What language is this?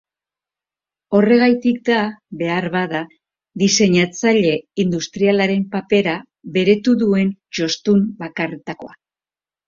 Basque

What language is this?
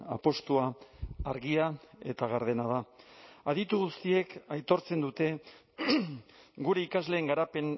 Basque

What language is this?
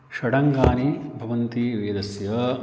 Sanskrit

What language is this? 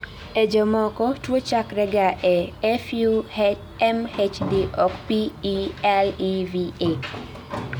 Luo (Kenya and Tanzania)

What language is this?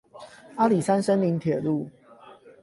Chinese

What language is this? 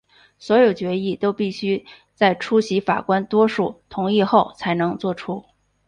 Chinese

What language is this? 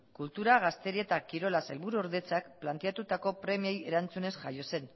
Basque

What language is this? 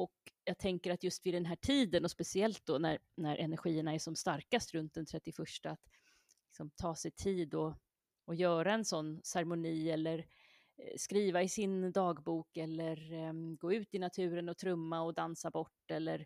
Swedish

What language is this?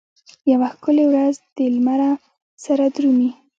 Pashto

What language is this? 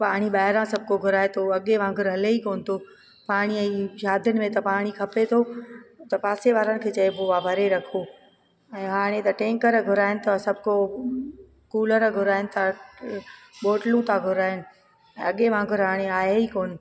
Sindhi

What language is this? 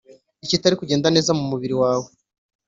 Kinyarwanda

